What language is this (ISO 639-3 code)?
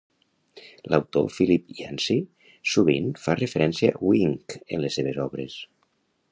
cat